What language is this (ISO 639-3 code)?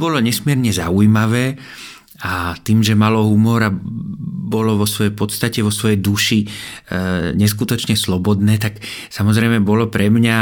ces